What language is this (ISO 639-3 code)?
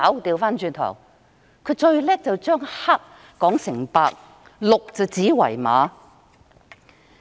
yue